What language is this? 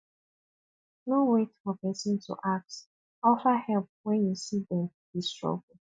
Nigerian Pidgin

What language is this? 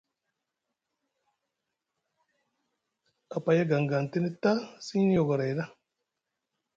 Musgu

